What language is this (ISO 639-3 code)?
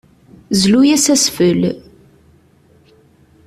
kab